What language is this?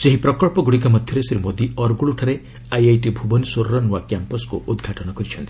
Odia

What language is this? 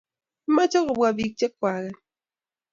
Kalenjin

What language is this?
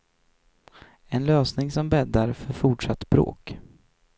Swedish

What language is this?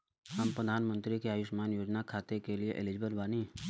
Bhojpuri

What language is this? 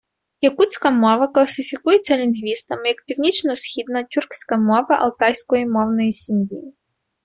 Ukrainian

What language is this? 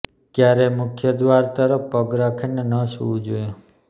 Gujarati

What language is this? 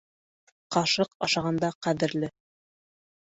Bashkir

